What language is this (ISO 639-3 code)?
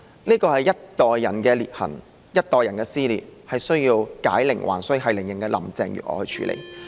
yue